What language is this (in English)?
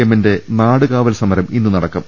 Malayalam